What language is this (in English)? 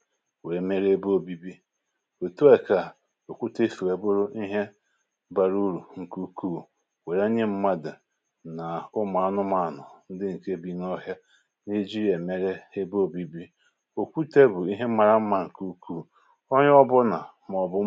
Igbo